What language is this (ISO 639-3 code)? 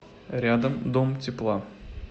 rus